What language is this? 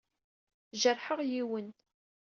Kabyle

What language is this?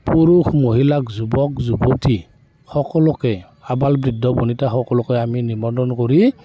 Assamese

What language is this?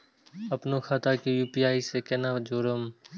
Maithili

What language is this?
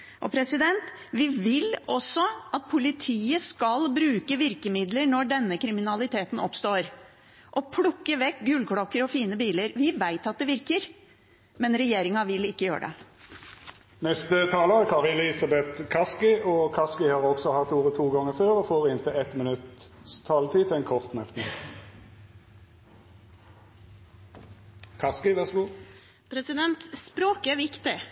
Norwegian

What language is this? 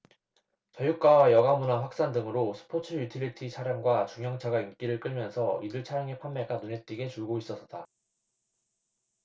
Korean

